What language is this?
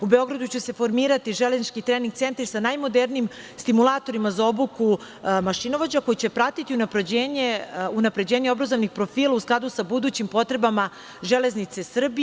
Serbian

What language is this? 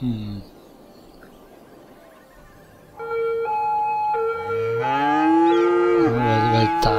German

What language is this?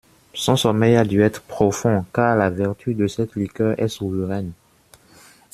French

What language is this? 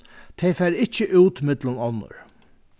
Faroese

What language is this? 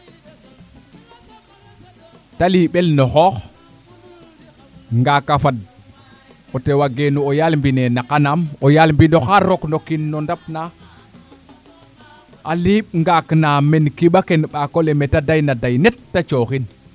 Serer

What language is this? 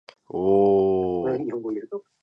Japanese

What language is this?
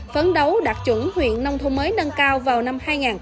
Vietnamese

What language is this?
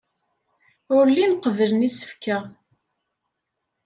Kabyle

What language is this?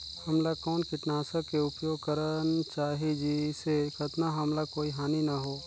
Chhattisgarhi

